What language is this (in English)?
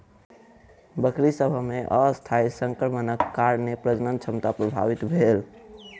Maithili